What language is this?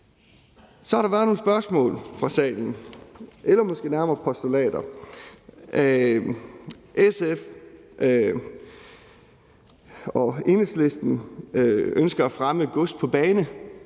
Danish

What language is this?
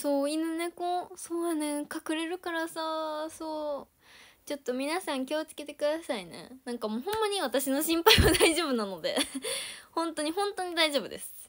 Japanese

